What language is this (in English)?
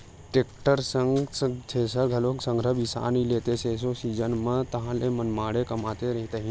Chhattisgarhi